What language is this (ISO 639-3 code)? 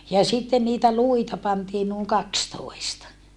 fin